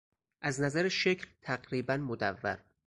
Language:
Persian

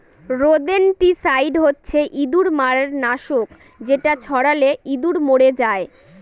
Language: Bangla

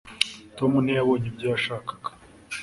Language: Kinyarwanda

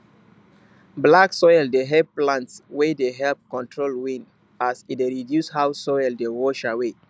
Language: Nigerian Pidgin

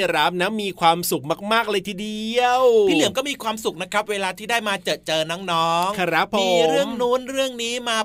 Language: Thai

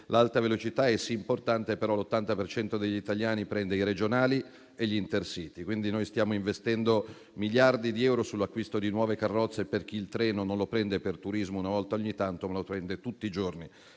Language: Italian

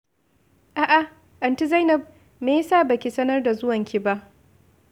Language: Hausa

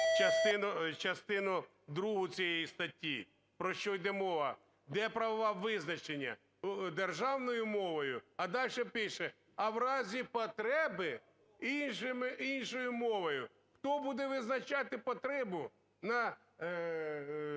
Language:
Ukrainian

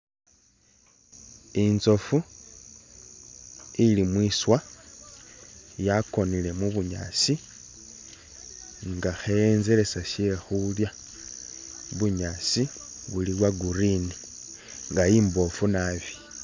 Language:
Masaaba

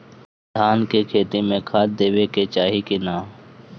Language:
Bhojpuri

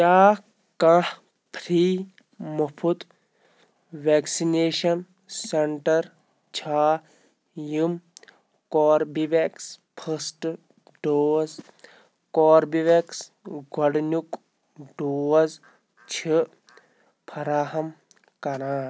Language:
Kashmiri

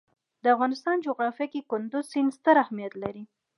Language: Pashto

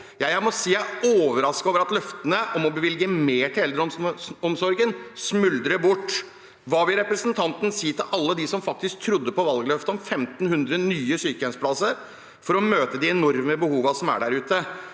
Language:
Norwegian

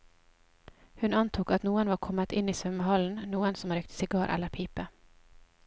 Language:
Norwegian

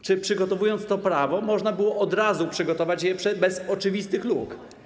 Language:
Polish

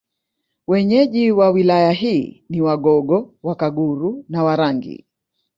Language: Swahili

